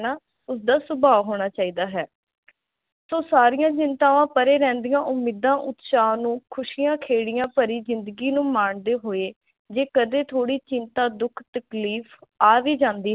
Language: Punjabi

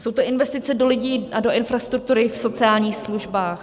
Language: Czech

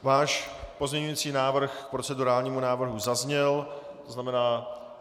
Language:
Czech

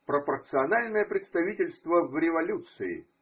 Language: Russian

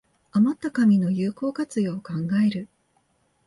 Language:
Japanese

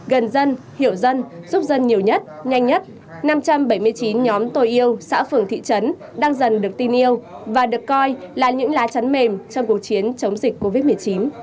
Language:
Vietnamese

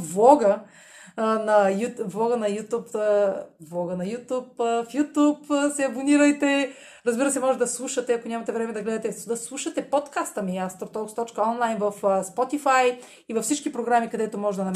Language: Bulgarian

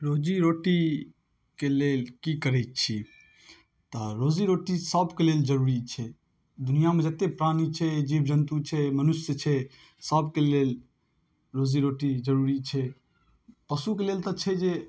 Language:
Maithili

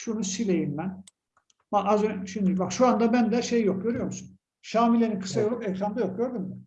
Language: Turkish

